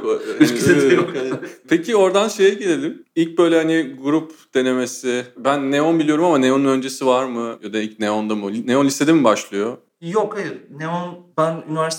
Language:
Turkish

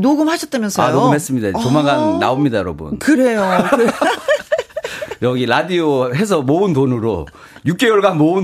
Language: Korean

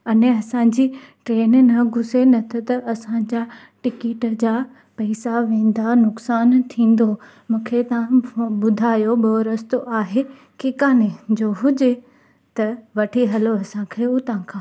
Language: Sindhi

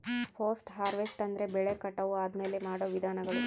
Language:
Kannada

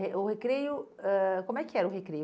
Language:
Portuguese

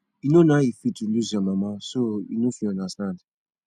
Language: Nigerian Pidgin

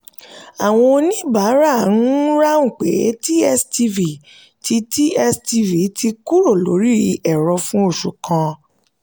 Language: Yoruba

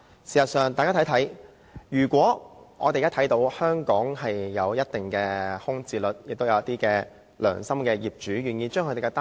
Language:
Cantonese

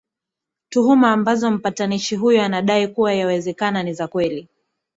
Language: Swahili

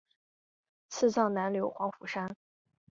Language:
Chinese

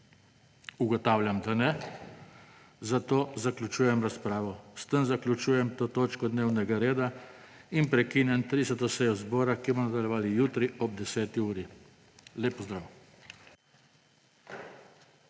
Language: Slovenian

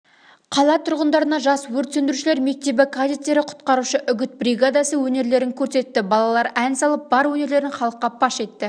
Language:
Kazakh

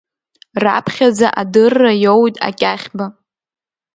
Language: Abkhazian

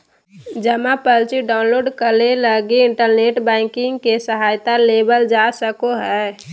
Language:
Magahi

